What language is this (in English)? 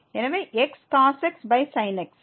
Tamil